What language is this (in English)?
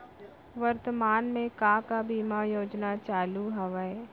Chhattisgarhi